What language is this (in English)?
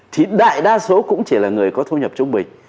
Vietnamese